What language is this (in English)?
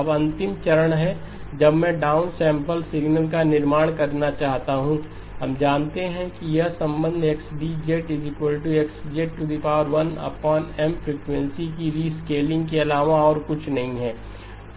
Hindi